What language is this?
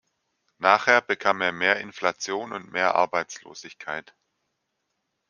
German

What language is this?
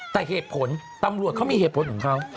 Thai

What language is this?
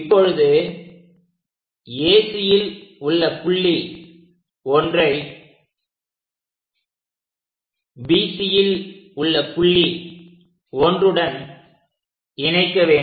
Tamil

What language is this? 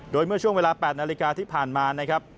Thai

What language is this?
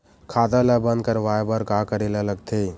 Chhattisgarhi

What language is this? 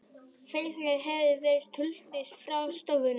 Icelandic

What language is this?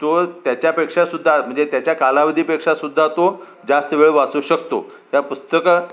Marathi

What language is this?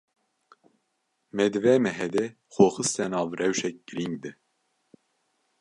Kurdish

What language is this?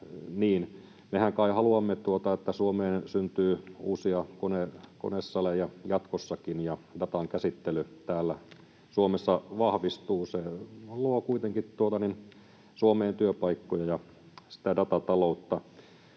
Finnish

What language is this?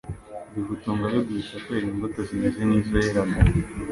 Kinyarwanda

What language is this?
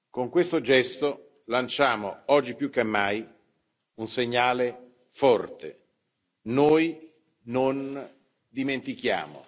Italian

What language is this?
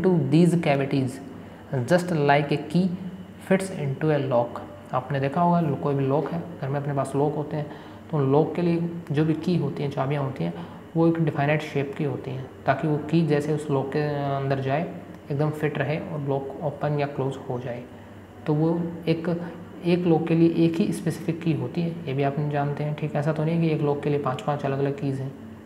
Hindi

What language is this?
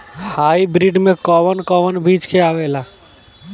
Bhojpuri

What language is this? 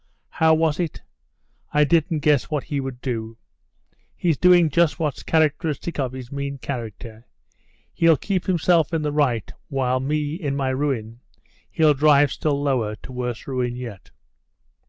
English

